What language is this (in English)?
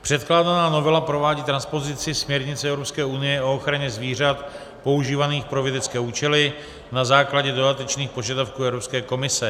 Czech